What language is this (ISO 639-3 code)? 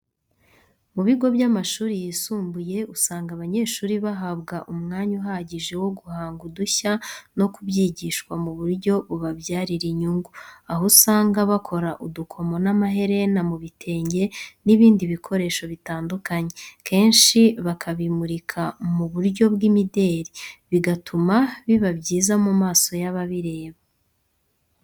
kin